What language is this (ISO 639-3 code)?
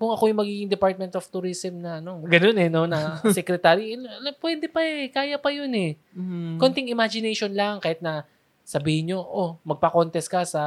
fil